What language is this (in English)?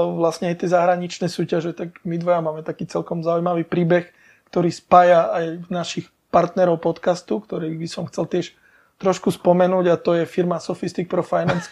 Slovak